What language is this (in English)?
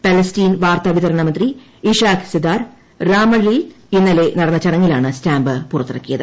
Malayalam